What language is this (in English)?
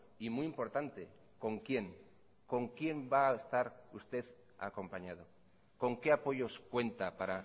Spanish